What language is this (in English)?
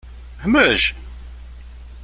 Kabyle